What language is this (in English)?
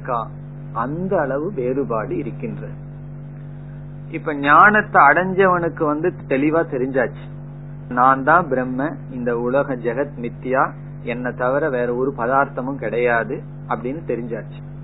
Tamil